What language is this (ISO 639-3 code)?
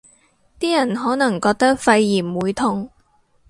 yue